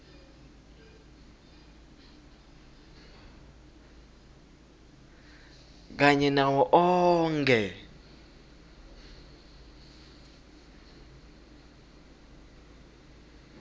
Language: Swati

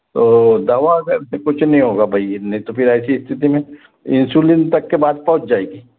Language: Hindi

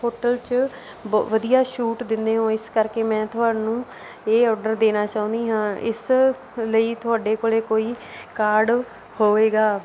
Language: Punjabi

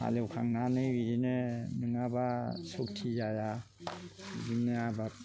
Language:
Bodo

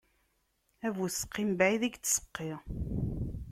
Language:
Kabyle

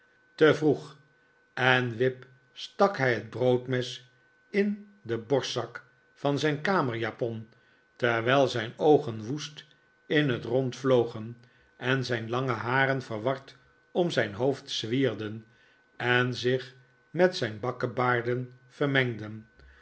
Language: Dutch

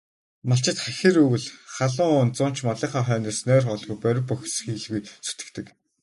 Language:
Mongolian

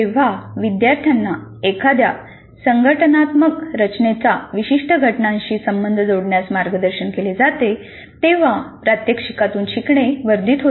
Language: Marathi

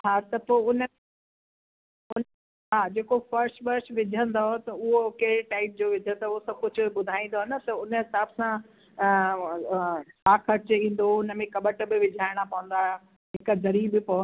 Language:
Sindhi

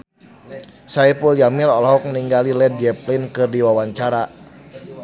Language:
Sundanese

